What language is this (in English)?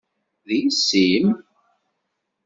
Kabyle